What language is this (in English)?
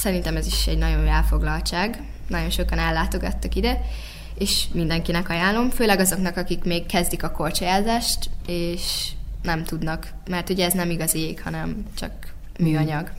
Hungarian